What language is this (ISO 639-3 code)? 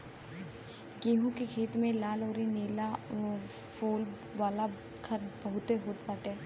bho